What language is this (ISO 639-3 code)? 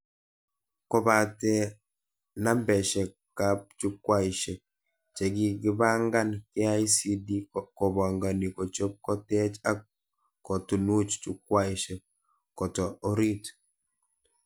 kln